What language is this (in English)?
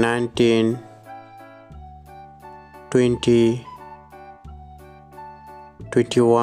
English